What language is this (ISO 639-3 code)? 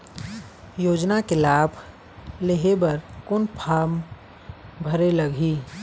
hne